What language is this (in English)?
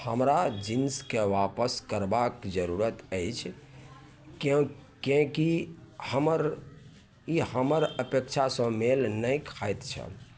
Maithili